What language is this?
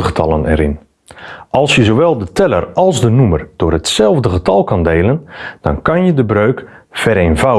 Dutch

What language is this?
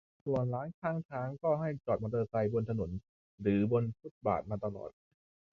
Thai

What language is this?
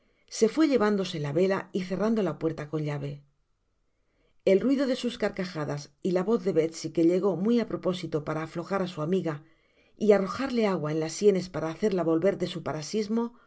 Spanish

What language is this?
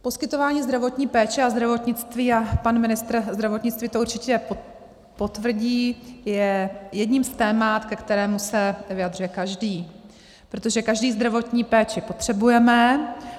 Czech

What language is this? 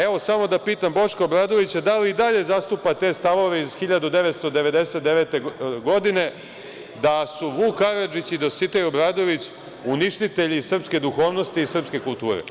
Serbian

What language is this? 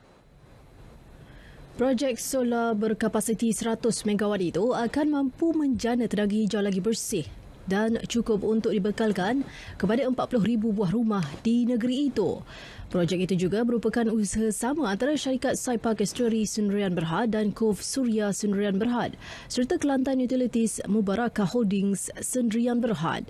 Malay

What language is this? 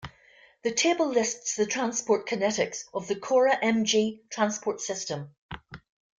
English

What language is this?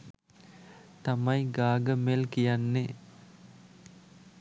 Sinhala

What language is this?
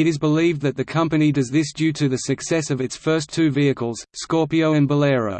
English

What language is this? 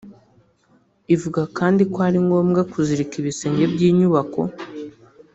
Kinyarwanda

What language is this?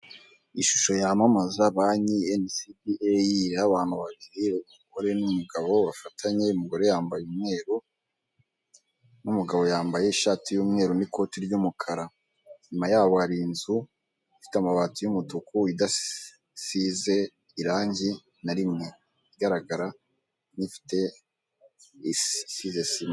Kinyarwanda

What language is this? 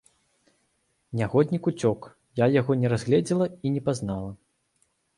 Belarusian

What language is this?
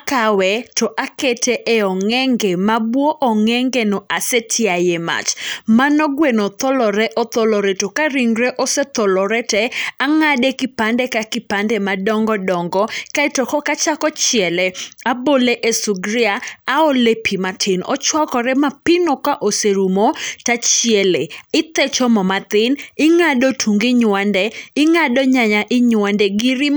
Luo (Kenya and Tanzania)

